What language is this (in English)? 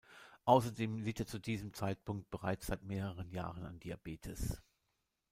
German